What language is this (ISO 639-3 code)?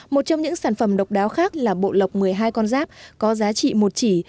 vie